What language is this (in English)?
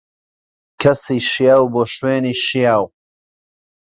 Central Kurdish